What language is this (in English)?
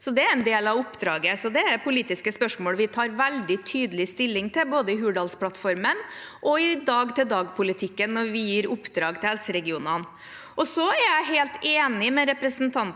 Norwegian